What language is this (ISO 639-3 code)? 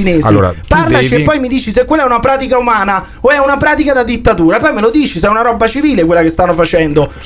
ita